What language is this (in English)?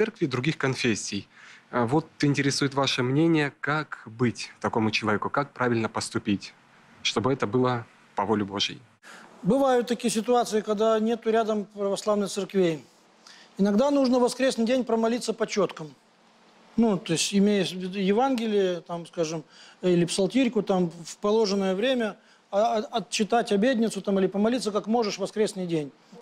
Russian